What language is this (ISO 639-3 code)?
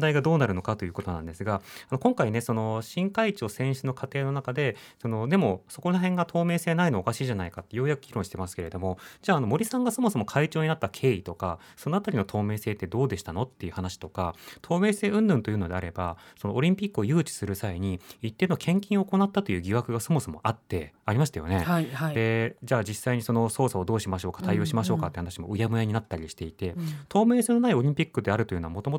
jpn